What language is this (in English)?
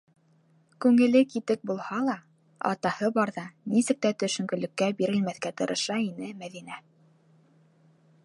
Bashkir